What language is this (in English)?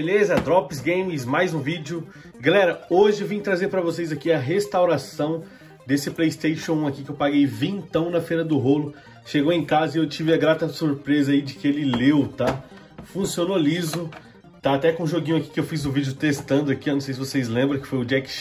Portuguese